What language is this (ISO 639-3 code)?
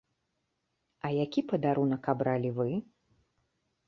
bel